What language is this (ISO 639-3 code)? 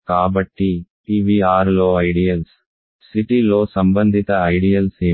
tel